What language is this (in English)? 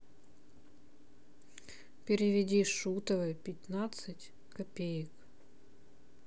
Russian